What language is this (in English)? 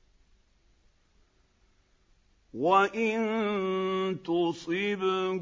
Arabic